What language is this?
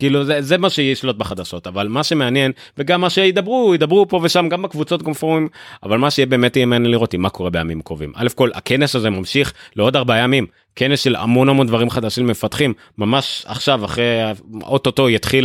Hebrew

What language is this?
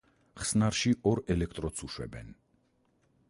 Georgian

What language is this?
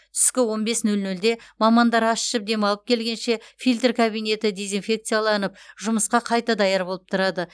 Kazakh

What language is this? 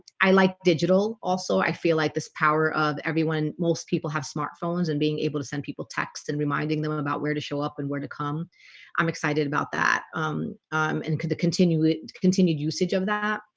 English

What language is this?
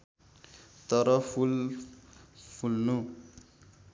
Nepali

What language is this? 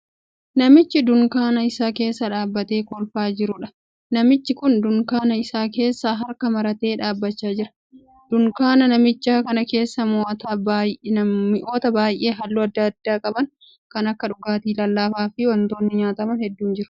Oromo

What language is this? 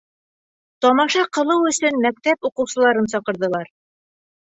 Bashkir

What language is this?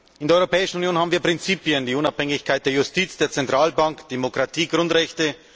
German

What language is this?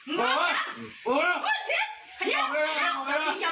Thai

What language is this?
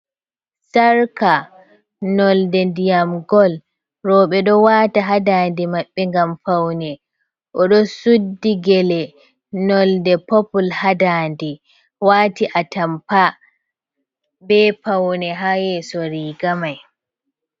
Fula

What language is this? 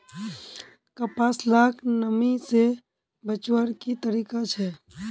Magahi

